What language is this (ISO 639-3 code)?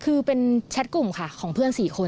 tha